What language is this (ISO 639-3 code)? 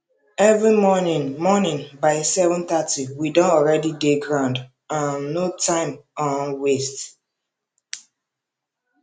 pcm